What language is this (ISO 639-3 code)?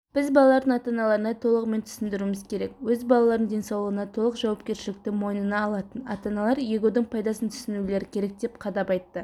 kaz